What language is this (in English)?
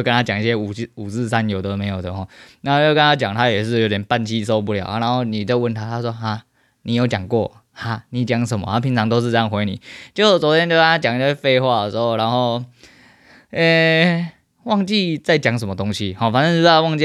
Chinese